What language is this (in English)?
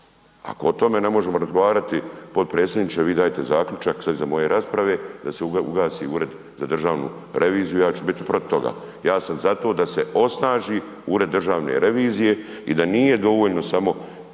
Croatian